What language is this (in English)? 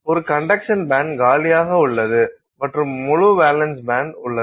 Tamil